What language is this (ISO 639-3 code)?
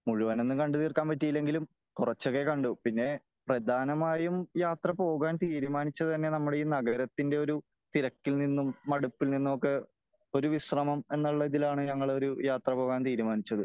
mal